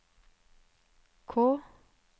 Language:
Norwegian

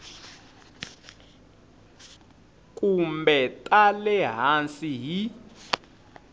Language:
Tsonga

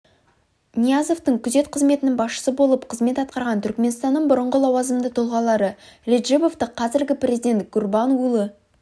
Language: Kazakh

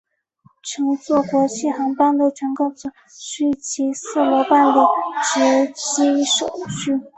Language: Chinese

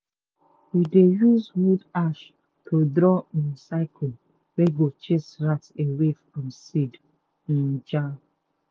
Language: Nigerian Pidgin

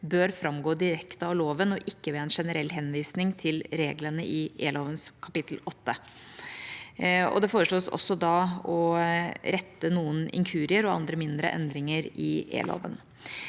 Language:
Norwegian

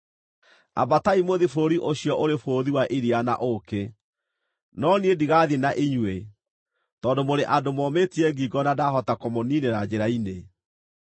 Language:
Kikuyu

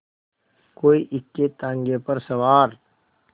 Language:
Hindi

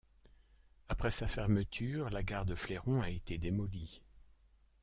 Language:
French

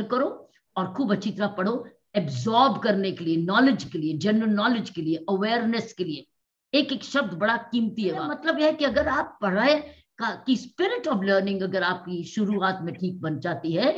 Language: Hindi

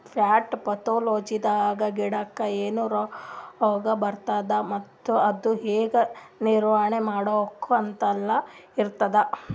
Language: Kannada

